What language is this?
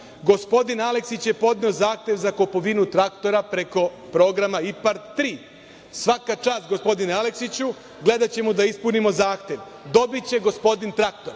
Serbian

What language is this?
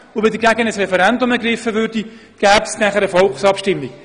Swiss German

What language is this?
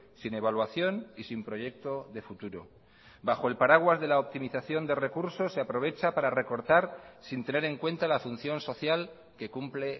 Spanish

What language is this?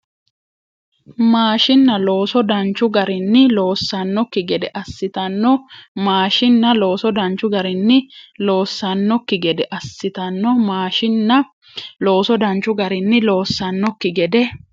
Sidamo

